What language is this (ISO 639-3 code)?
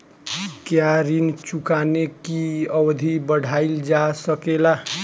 bho